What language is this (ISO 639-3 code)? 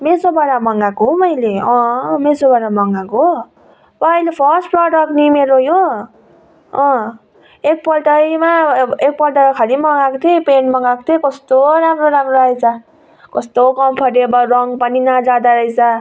nep